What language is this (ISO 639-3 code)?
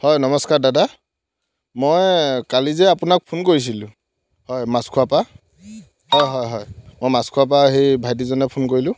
asm